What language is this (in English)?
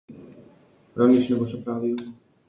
Slovenian